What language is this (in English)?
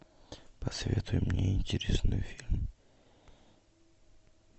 Russian